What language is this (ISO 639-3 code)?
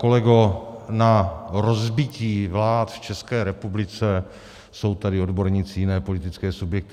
ces